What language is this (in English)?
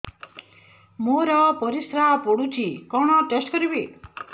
Odia